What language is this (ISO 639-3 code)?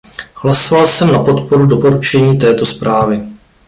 ces